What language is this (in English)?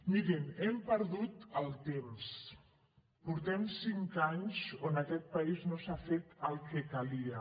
Catalan